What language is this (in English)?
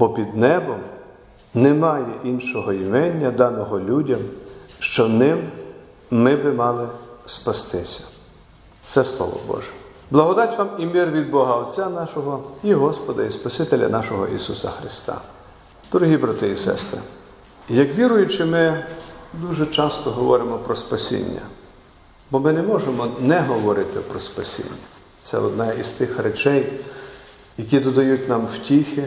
Ukrainian